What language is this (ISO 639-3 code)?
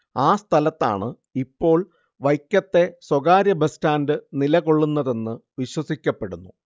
mal